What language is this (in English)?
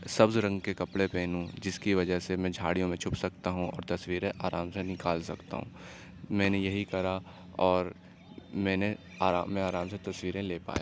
Urdu